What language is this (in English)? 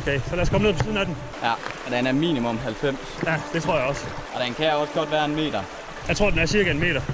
Danish